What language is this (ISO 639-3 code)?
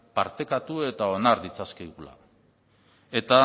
eus